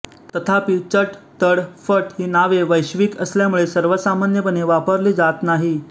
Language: Marathi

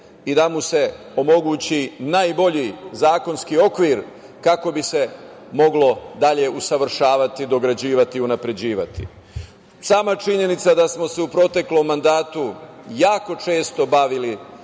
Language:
Serbian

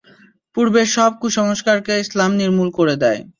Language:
Bangla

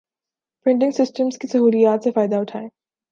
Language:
Urdu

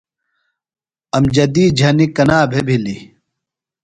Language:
Phalura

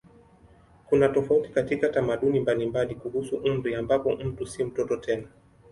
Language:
Swahili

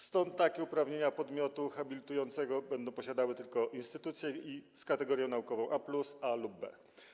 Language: Polish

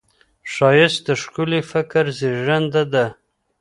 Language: Pashto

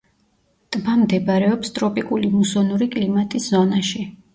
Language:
Georgian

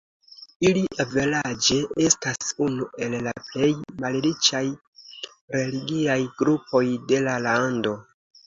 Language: Esperanto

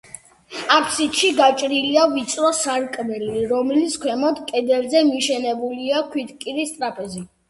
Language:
Georgian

